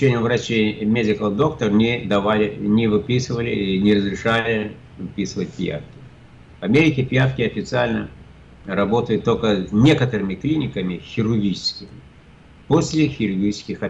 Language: Russian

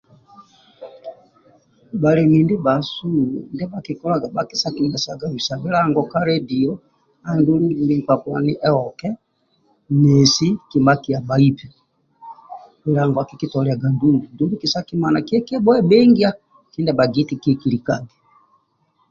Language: Amba (Uganda)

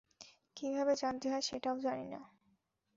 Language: Bangla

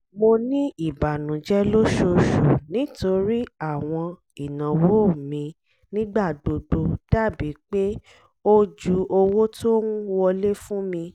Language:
Yoruba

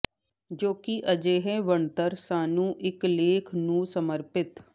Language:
Punjabi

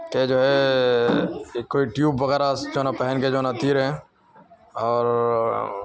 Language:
Urdu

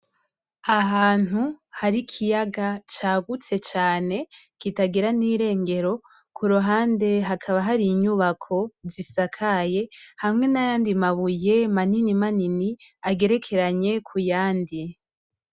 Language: Rundi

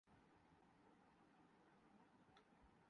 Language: Urdu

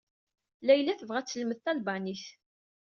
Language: Kabyle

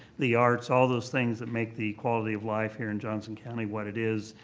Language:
English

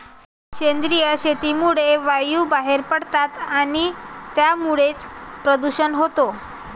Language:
Marathi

